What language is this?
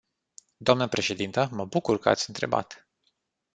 Romanian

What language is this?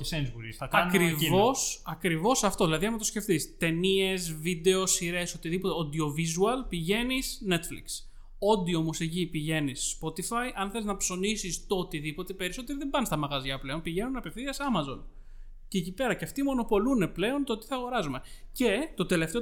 Greek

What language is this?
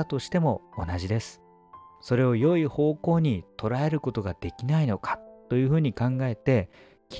Japanese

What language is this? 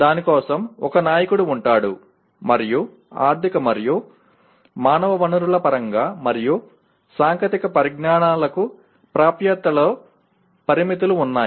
Telugu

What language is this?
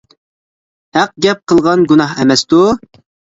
Uyghur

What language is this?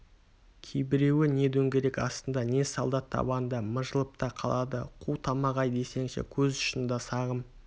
Kazakh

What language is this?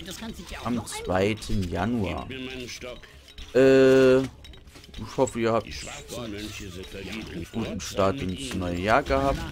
German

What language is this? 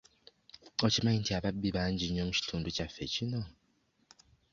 Ganda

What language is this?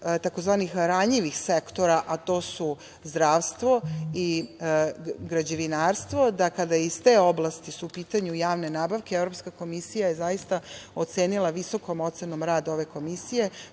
Serbian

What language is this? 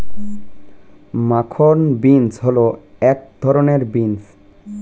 Bangla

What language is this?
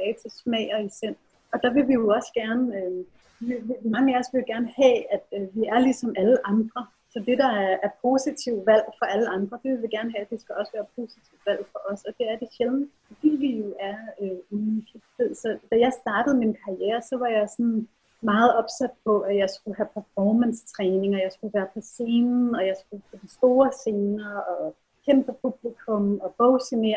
Danish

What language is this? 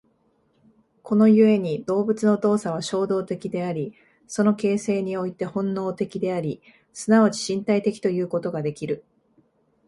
Japanese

